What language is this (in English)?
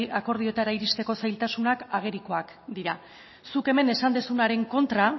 Basque